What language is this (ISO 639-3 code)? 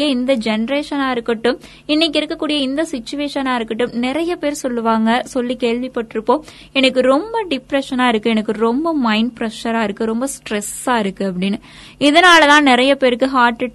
tam